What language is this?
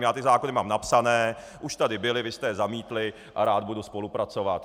Czech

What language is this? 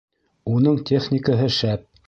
Bashkir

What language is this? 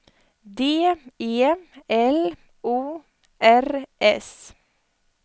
Swedish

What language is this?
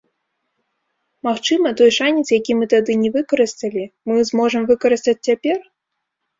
Belarusian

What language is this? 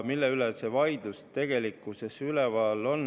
Estonian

